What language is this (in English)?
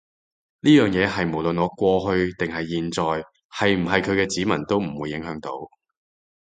Cantonese